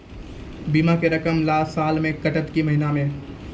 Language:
Maithili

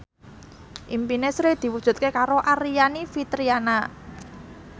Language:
Javanese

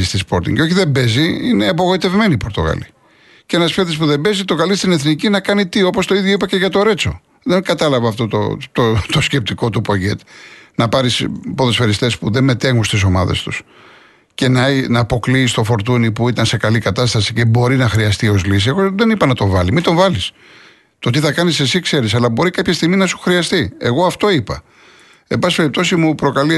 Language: Greek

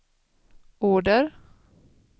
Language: Swedish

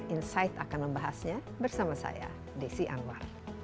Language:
Indonesian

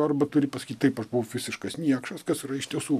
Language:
Lithuanian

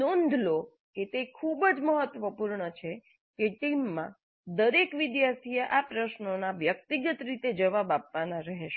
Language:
Gujarati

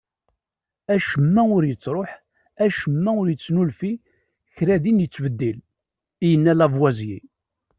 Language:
Kabyle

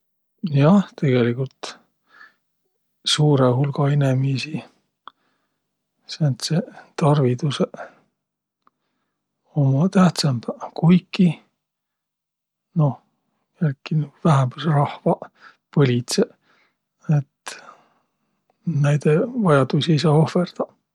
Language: Võro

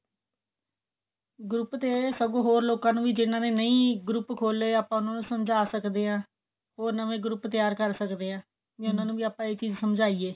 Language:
Punjabi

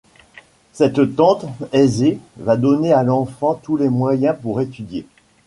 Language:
French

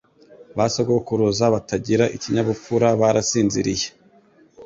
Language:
Kinyarwanda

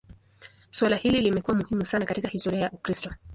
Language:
Swahili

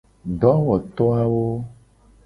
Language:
Gen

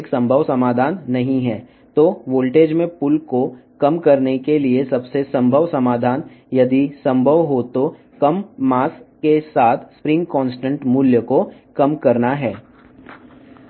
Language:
Telugu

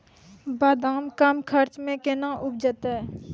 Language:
Maithili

